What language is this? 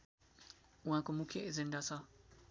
Nepali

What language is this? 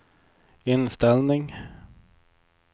Swedish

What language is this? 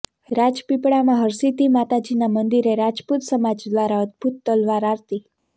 Gujarati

